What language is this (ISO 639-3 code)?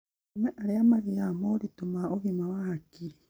kik